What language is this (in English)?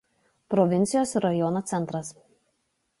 Lithuanian